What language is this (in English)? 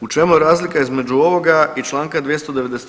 Croatian